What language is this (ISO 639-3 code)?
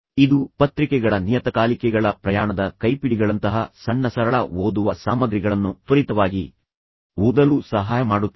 kan